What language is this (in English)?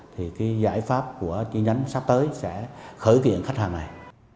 Vietnamese